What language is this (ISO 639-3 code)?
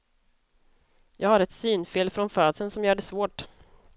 swe